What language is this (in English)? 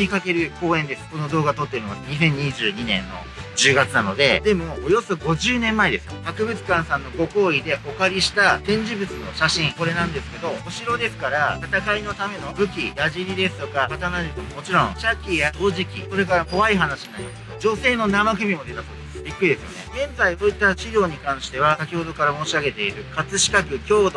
Japanese